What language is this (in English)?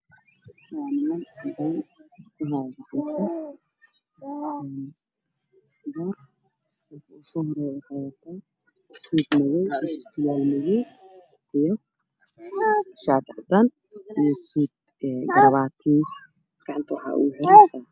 Somali